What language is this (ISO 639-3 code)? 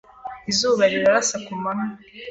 kin